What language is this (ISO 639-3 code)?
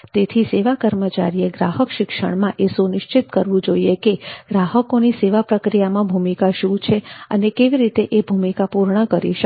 guj